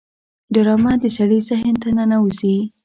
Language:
Pashto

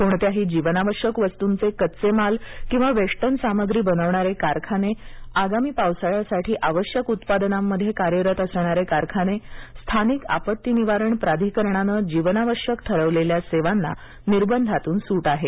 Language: Marathi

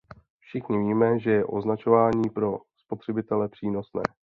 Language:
Czech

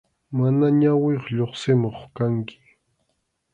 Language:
Arequipa-La Unión Quechua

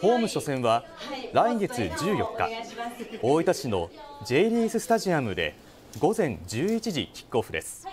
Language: Japanese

